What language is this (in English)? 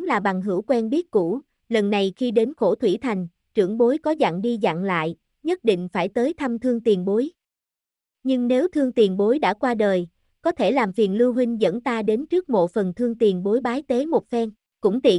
Vietnamese